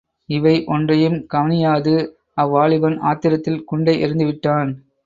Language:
Tamil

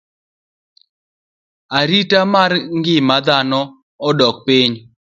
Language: Luo (Kenya and Tanzania)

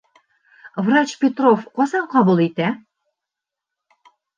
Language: Bashkir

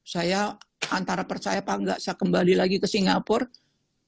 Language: Indonesian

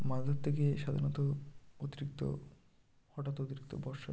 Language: Bangla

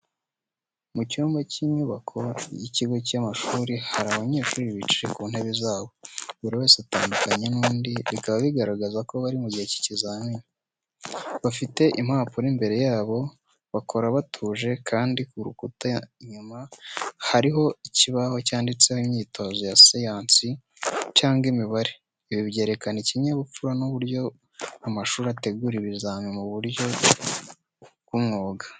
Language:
Kinyarwanda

